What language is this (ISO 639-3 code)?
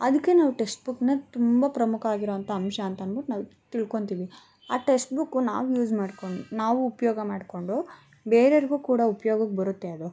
kan